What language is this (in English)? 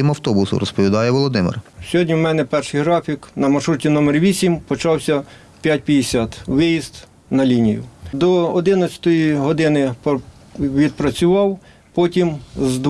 Ukrainian